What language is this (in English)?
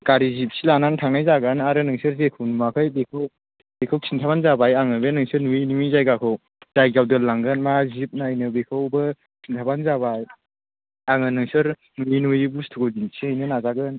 Bodo